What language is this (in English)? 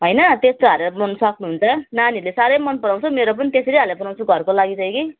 Nepali